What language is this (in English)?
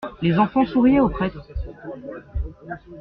French